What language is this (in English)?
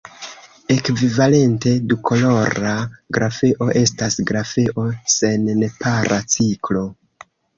Esperanto